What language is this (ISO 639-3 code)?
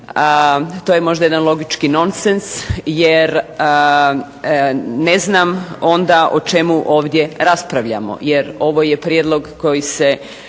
hrv